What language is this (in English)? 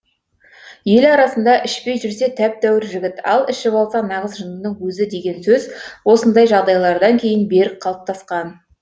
Kazakh